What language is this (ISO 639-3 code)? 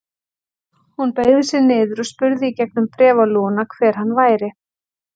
isl